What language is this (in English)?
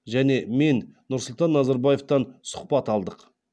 Kazakh